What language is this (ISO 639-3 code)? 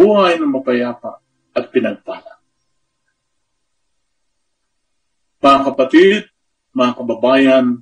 fil